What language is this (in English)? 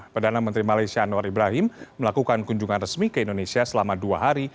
Indonesian